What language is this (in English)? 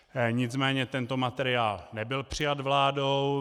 Czech